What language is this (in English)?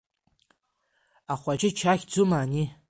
Abkhazian